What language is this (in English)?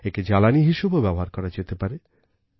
Bangla